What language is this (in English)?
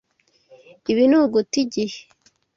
Kinyarwanda